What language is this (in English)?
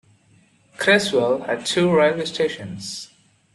English